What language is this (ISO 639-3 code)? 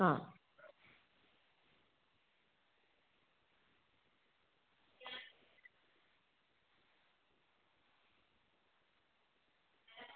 guj